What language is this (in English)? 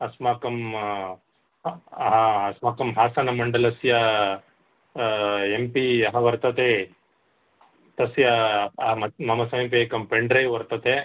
Sanskrit